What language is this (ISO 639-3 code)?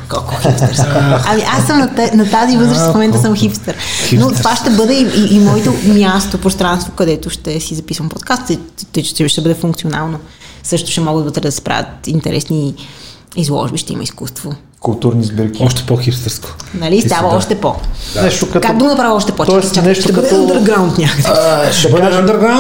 bul